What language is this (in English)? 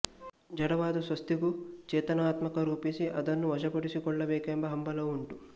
Kannada